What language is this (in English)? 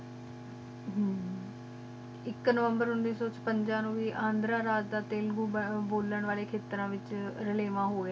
Punjabi